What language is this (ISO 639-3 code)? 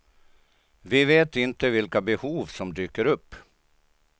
swe